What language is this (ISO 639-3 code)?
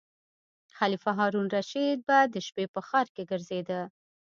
pus